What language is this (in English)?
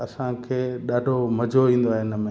Sindhi